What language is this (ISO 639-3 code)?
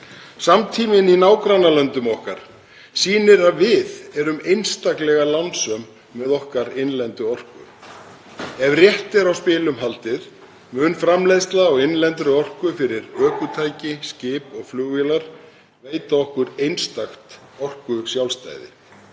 isl